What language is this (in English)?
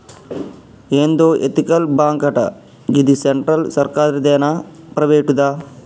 Telugu